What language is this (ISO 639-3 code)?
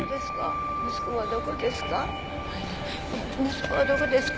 jpn